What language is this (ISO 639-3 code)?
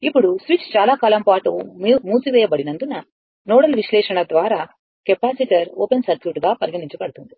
tel